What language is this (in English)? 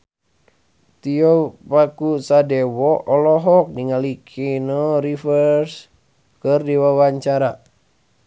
Sundanese